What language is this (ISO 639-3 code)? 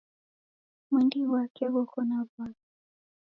dav